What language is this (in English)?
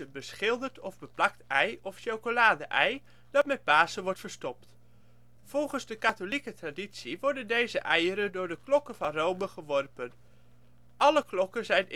Dutch